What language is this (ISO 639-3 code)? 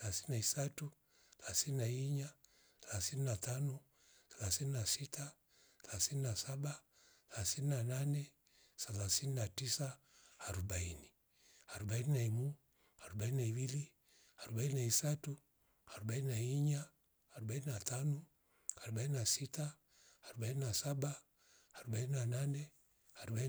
rof